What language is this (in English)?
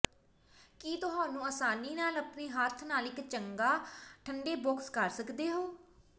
Punjabi